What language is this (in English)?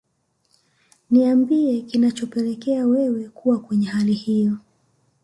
Swahili